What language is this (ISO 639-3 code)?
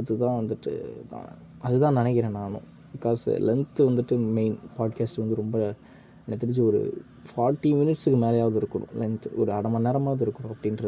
tam